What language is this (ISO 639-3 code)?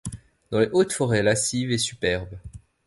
fra